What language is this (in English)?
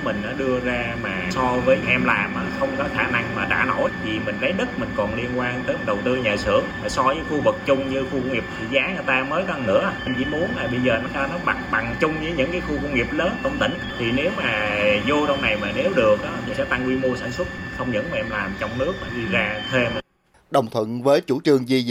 Vietnamese